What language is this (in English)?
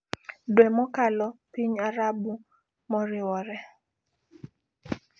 Luo (Kenya and Tanzania)